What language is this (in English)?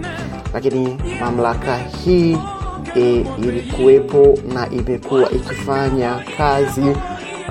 Swahili